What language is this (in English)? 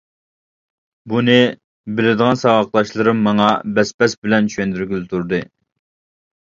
Uyghur